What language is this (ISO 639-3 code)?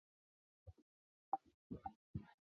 zho